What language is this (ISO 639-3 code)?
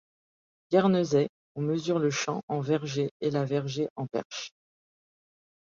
fra